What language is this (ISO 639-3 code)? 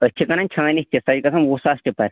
kas